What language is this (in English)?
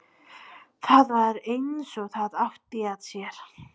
Icelandic